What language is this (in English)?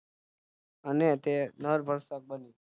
Gujarati